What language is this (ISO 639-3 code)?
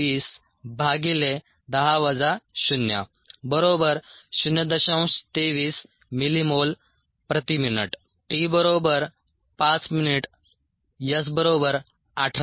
mar